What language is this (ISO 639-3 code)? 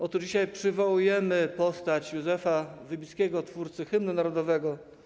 pol